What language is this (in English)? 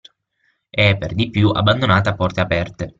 Italian